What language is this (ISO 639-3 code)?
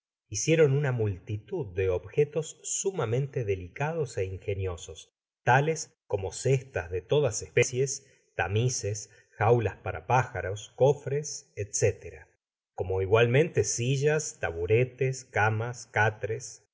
spa